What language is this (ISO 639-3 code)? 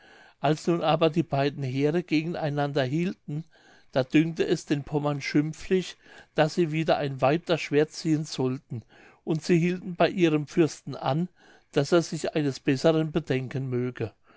deu